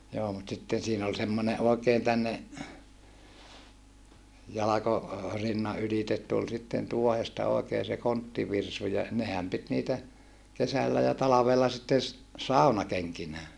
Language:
Finnish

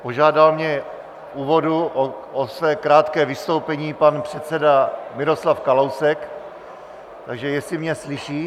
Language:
Czech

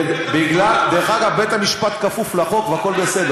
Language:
Hebrew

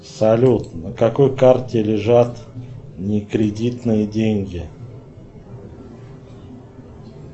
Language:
Russian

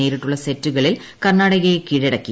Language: Malayalam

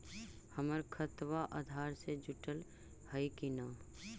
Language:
Magahi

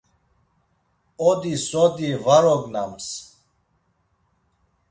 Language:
Laz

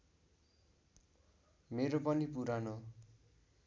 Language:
Nepali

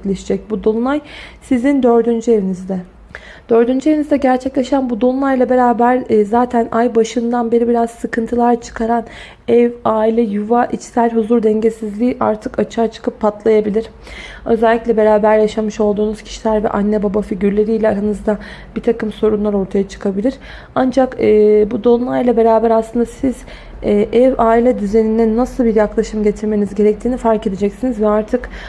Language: Turkish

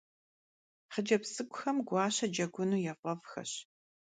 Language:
Kabardian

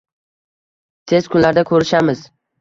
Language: Uzbek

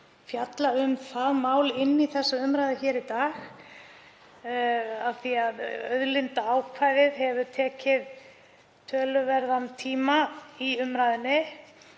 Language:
Icelandic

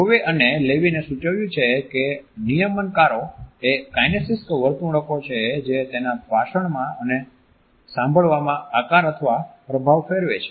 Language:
Gujarati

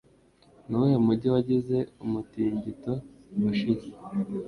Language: Kinyarwanda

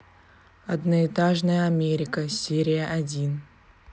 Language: Russian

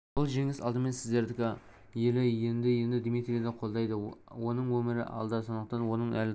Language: Kazakh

